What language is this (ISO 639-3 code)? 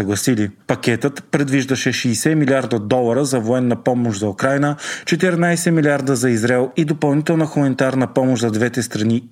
bul